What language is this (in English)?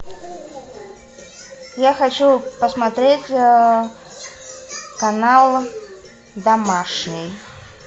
Russian